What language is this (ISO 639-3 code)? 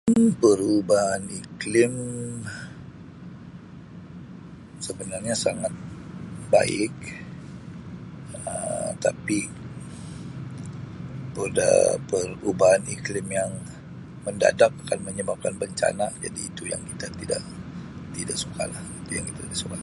msi